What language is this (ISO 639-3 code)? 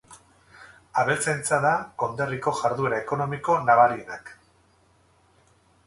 eus